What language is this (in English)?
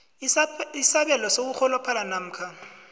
South Ndebele